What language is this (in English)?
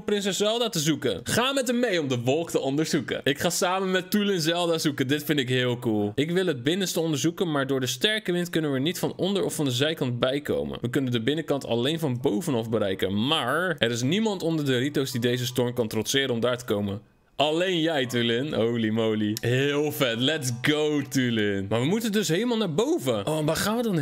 Dutch